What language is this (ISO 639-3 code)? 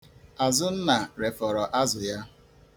ibo